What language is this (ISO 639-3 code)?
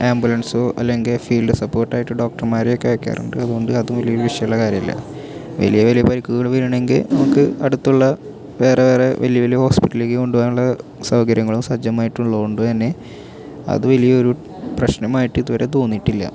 mal